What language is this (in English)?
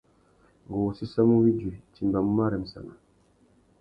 Tuki